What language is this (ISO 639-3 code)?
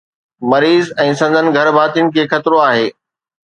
snd